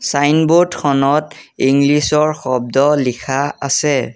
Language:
Assamese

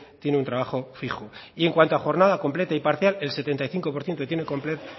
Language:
Spanish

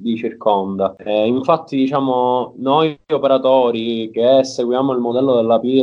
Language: Italian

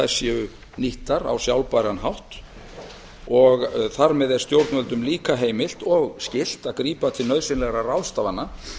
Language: Icelandic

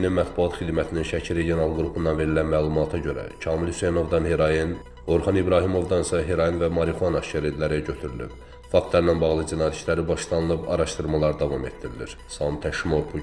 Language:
Turkish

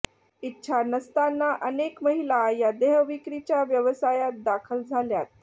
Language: Marathi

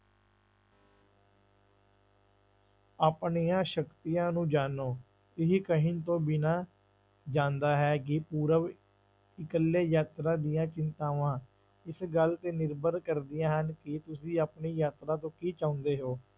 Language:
Punjabi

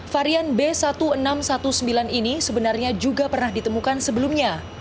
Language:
Indonesian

